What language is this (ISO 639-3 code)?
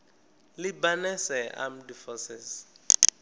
ven